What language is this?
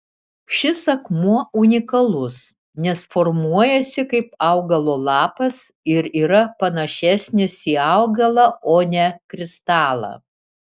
Lithuanian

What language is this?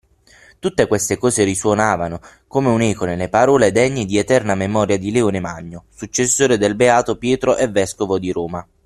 Italian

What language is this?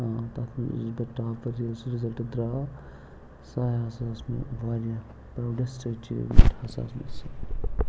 Kashmiri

